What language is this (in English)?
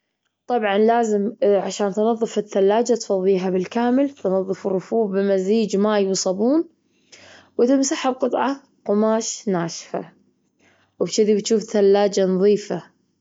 Gulf Arabic